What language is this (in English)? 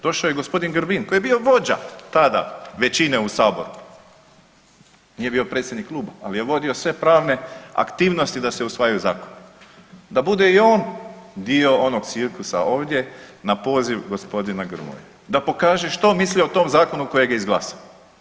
Croatian